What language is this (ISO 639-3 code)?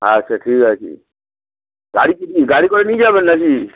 ben